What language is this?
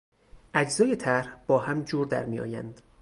Persian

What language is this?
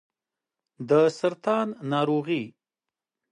Pashto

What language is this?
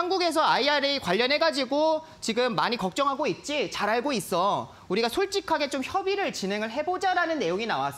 Korean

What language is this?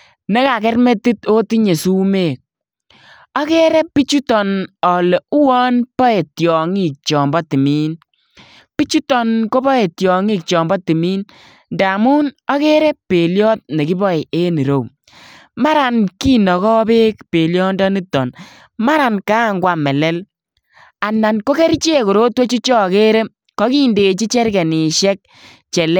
Kalenjin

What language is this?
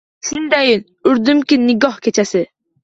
Uzbek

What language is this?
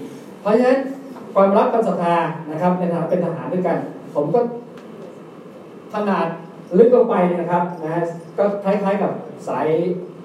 Thai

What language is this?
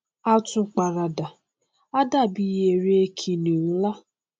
Yoruba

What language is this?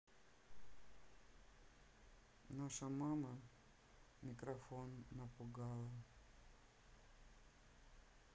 Russian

